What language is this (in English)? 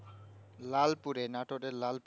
Bangla